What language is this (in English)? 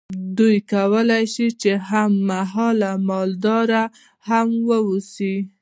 Pashto